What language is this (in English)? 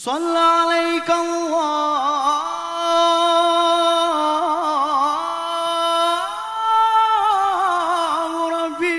Arabic